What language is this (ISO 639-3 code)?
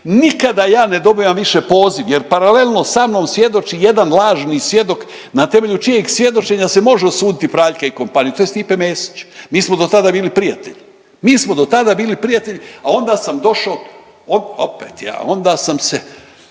hrv